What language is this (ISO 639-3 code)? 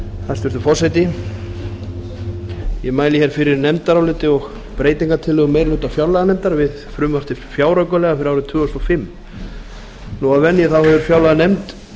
isl